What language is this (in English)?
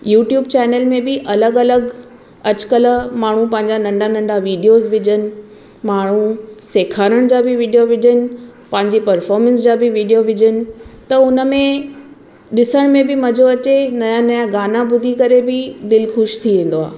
Sindhi